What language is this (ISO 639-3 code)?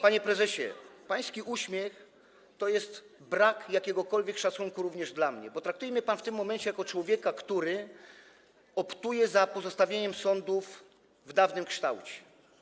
pol